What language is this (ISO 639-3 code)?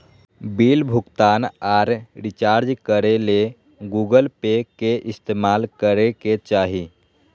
mag